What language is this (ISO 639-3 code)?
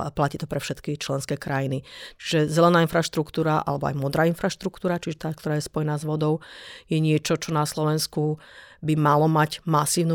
slk